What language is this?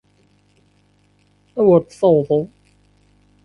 Kabyle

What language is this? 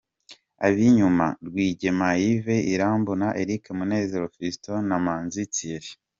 Kinyarwanda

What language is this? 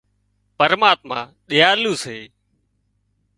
Wadiyara Koli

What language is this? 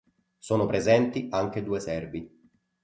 Italian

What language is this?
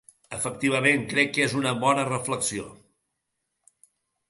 Catalan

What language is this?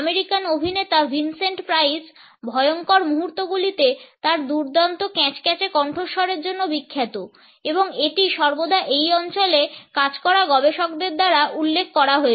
Bangla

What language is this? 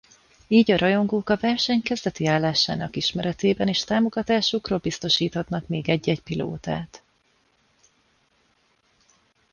Hungarian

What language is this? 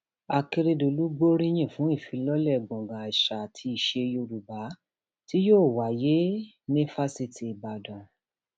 Yoruba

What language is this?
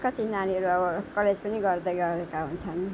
Nepali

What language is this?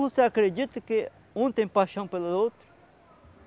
Portuguese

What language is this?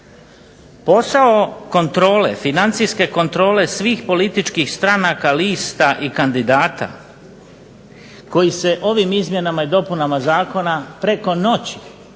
Croatian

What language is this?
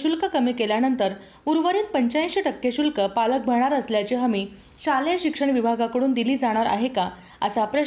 Marathi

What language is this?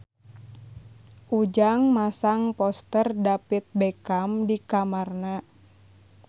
Sundanese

